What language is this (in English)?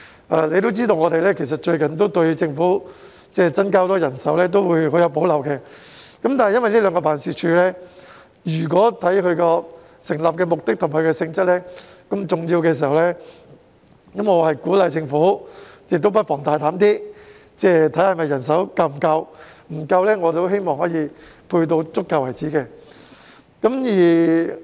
Cantonese